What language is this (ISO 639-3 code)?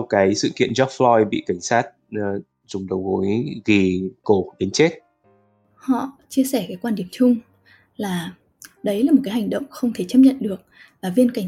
vie